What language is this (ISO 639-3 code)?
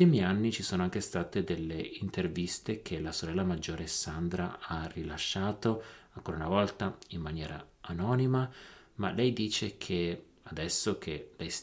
ita